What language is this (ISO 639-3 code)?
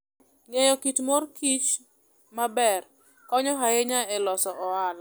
luo